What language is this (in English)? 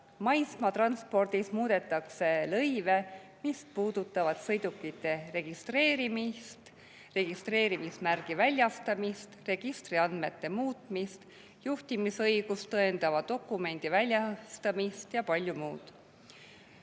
Estonian